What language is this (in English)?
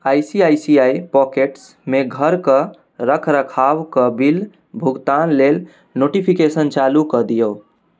Maithili